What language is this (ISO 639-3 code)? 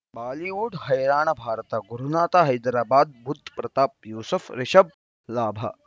kan